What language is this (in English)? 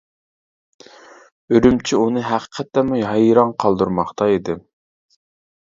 Uyghur